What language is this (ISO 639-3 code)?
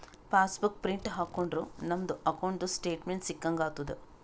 kan